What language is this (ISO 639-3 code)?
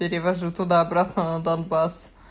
rus